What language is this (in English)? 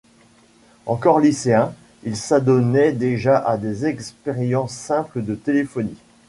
French